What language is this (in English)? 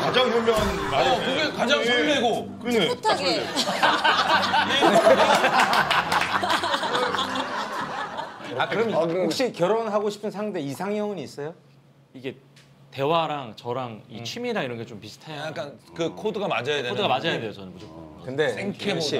Korean